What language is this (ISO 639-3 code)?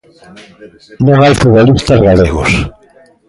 glg